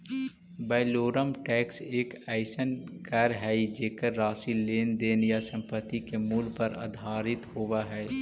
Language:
Magahi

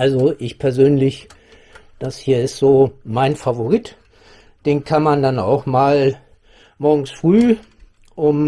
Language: German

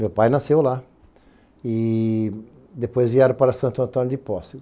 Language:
Portuguese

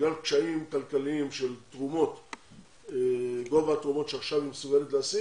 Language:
Hebrew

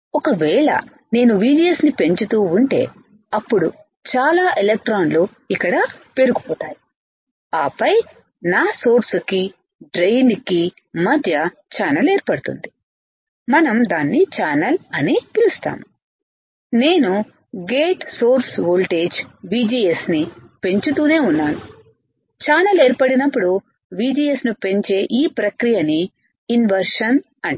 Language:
Telugu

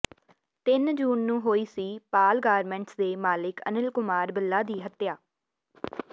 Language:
Punjabi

